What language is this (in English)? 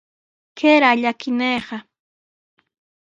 Sihuas Ancash Quechua